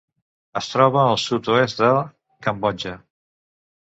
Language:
Catalan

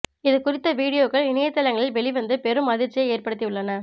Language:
Tamil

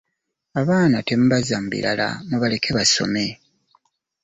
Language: Ganda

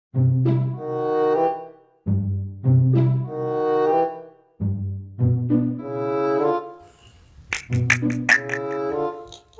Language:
Urdu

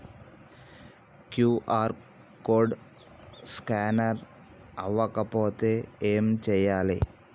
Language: Telugu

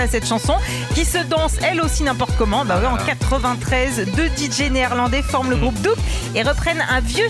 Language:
French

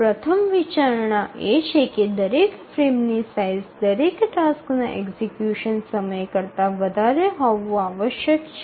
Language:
Gujarati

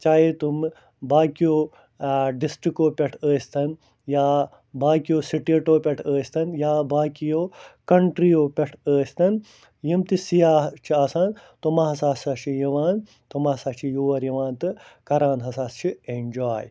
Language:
Kashmiri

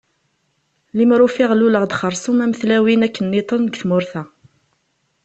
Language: Kabyle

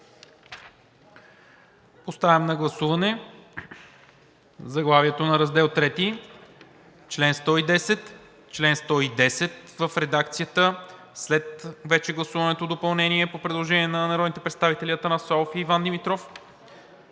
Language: Bulgarian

